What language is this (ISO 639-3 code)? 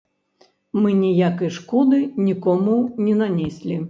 bel